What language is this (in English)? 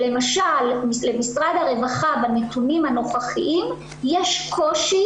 Hebrew